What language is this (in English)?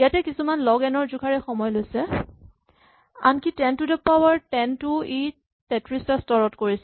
Assamese